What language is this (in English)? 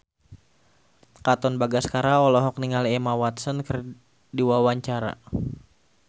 Sundanese